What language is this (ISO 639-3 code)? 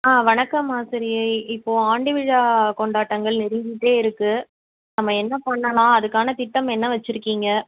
tam